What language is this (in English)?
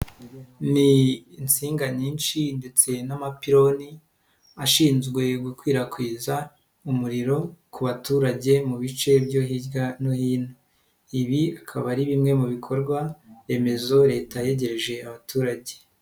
Kinyarwanda